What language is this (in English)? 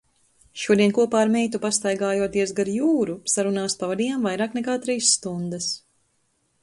Latvian